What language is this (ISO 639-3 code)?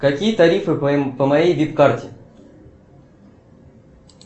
rus